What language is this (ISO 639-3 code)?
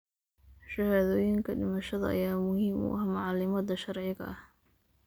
som